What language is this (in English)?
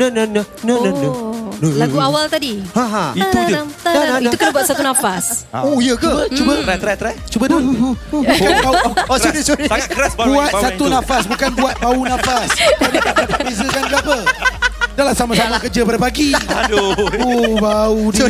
Malay